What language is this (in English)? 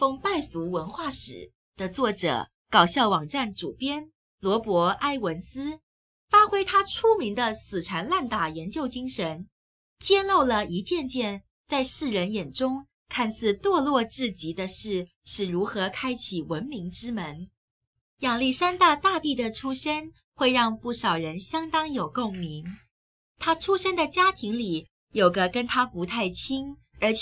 Chinese